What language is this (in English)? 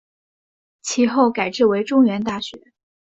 Chinese